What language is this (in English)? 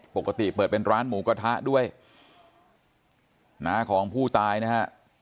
Thai